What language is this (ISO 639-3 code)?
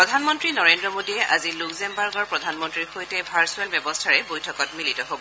asm